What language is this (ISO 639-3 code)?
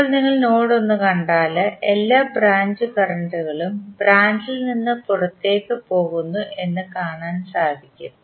mal